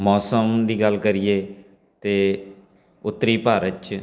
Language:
Punjabi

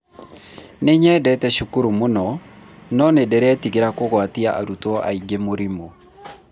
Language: Kikuyu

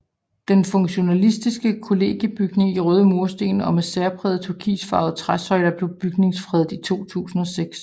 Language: Danish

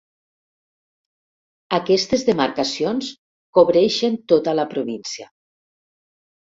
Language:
Catalan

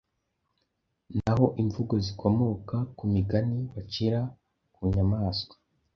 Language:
Kinyarwanda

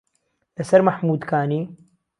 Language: Central Kurdish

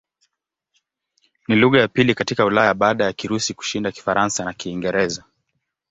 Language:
Swahili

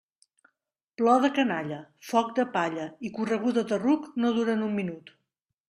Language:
Catalan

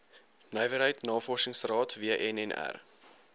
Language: Afrikaans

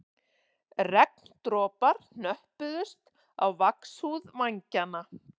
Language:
Icelandic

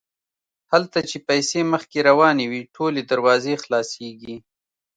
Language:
Pashto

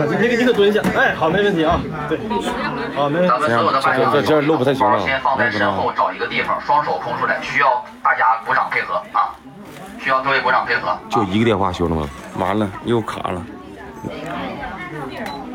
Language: Chinese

